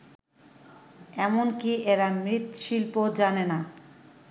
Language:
Bangla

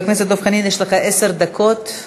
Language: Hebrew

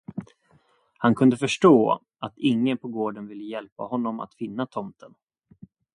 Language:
Swedish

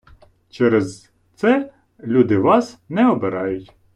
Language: Ukrainian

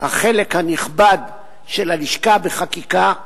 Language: Hebrew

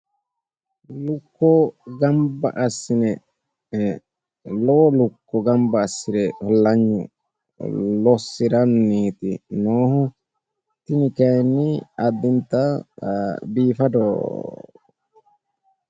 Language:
Sidamo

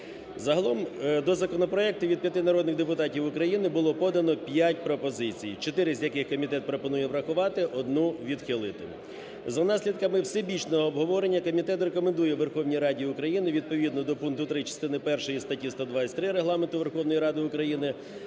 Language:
Ukrainian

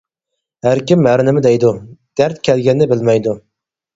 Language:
Uyghur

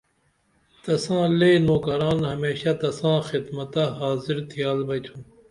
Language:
Dameli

